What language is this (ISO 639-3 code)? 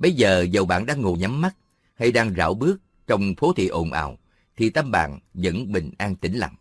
vie